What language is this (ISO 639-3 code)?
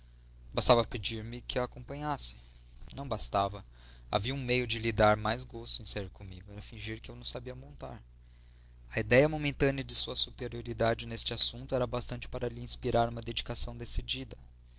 por